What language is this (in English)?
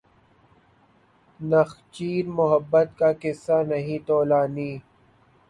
Urdu